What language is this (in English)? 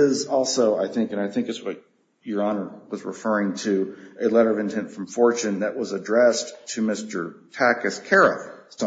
English